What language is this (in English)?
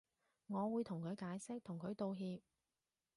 Cantonese